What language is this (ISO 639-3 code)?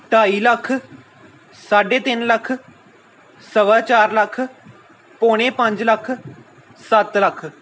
pan